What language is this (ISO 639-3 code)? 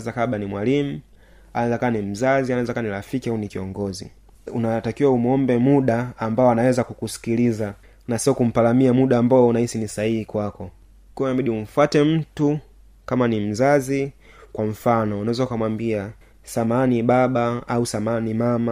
swa